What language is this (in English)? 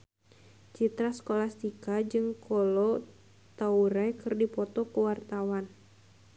Sundanese